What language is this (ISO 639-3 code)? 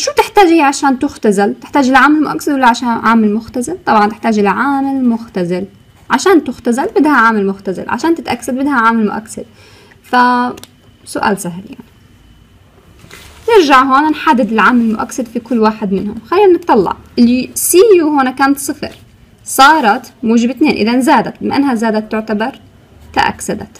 ara